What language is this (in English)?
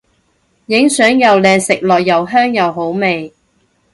Cantonese